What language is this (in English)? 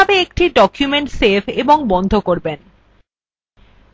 Bangla